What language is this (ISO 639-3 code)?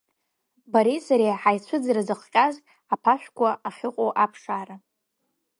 abk